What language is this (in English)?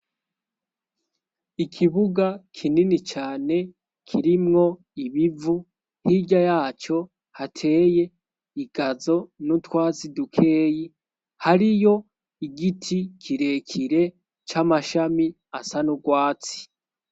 Rundi